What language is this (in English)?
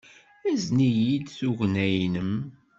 Kabyle